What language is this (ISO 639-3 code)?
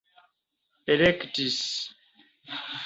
epo